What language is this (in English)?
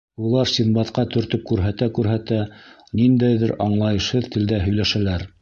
Bashkir